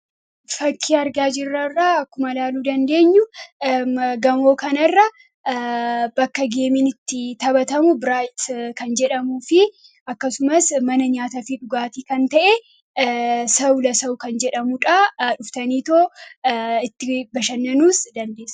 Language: Oromo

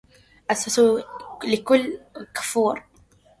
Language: Arabic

